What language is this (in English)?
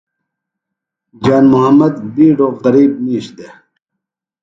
Phalura